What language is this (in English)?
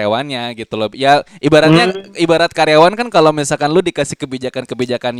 Indonesian